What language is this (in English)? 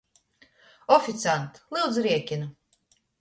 Latgalian